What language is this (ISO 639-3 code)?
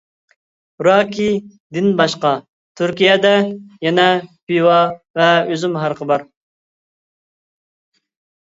uig